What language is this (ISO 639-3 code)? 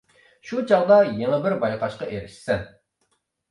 uig